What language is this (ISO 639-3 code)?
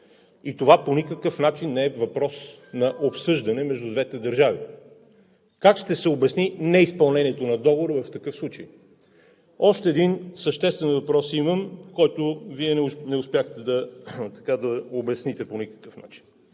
bul